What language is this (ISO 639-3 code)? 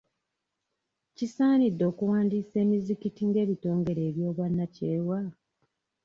lug